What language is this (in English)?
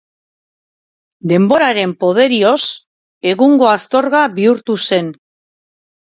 Basque